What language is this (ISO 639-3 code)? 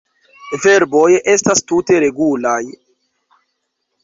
epo